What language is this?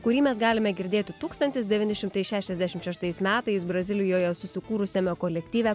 Lithuanian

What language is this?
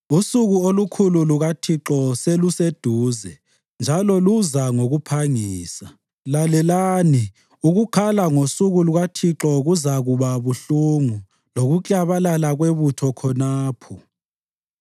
North Ndebele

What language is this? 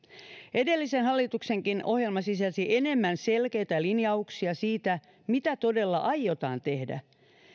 Finnish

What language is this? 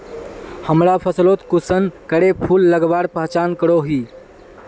Magahi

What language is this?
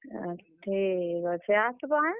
Odia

